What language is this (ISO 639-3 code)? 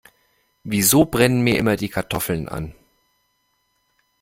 deu